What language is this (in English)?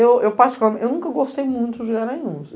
Portuguese